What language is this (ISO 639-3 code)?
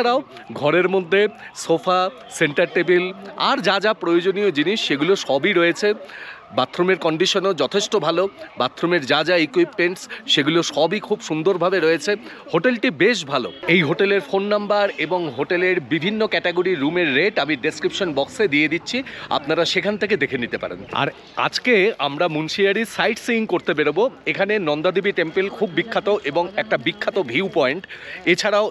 ben